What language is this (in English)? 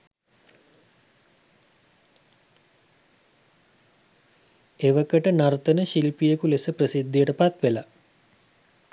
Sinhala